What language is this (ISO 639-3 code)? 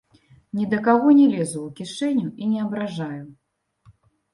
bel